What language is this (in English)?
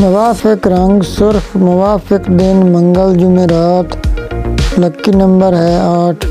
Hindi